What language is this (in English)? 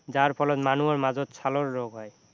Assamese